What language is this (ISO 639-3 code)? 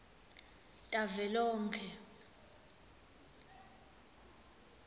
ssw